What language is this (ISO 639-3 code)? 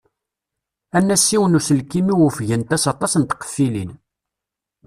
kab